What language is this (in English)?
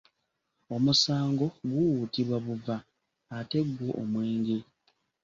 Ganda